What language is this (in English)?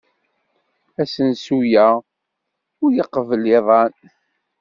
Kabyle